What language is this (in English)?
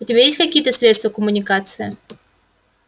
Russian